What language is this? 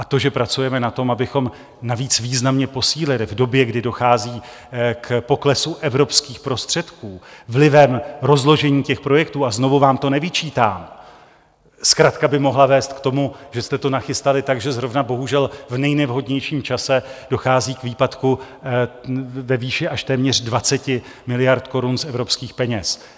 Czech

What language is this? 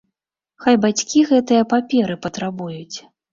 Belarusian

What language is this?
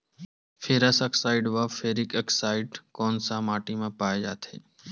Chhattisgarhi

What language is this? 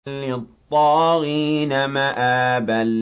Arabic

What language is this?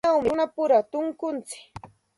Santa Ana de Tusi Pasco Quechua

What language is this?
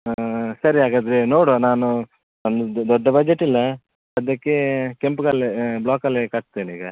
Kannada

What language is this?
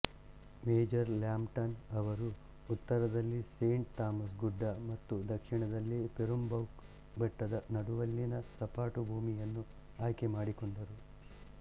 Kannada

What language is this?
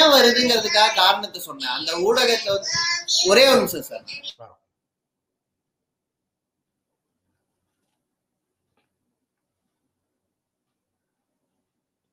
Tamil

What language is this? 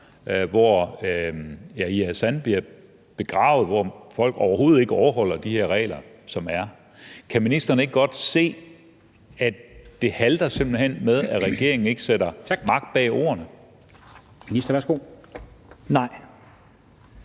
Danish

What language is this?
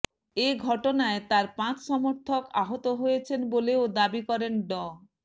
Bangla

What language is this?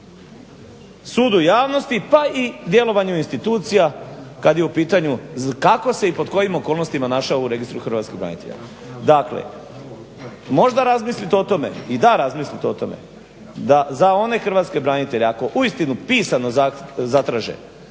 Croatian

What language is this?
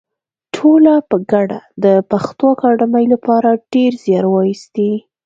Pashto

